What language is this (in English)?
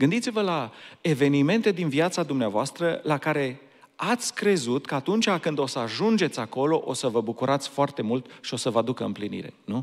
Romanian